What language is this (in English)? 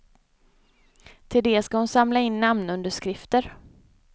Swedish